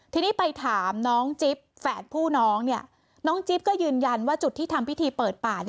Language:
Thai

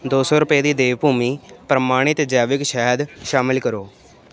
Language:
Punjabi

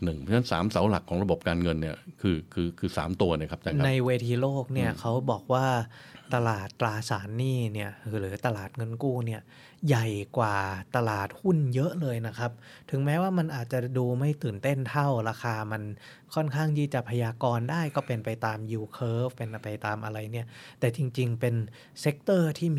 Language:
Thai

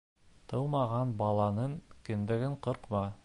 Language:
Bashkir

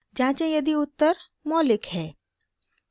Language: Hindi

